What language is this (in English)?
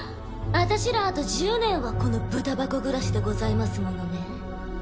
Japanese